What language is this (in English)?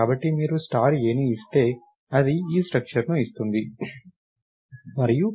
Telugu